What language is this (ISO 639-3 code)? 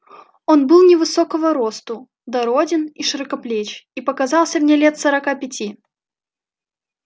rus